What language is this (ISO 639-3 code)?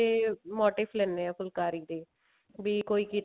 pan